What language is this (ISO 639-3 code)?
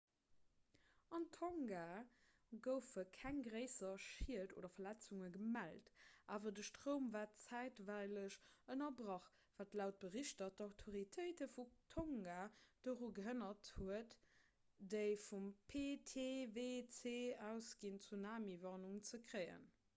ltz